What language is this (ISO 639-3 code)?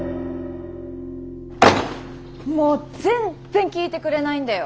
jpn